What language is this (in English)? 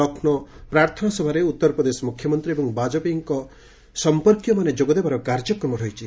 Odia